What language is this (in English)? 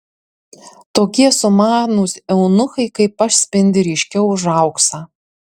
Lithuanian